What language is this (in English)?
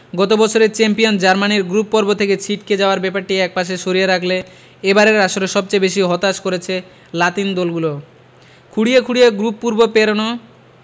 Bangla